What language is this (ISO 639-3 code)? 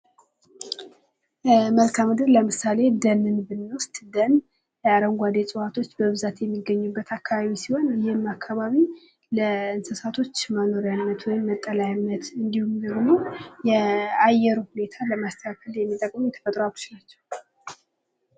amh